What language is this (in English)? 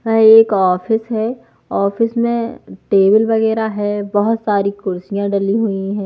Hindi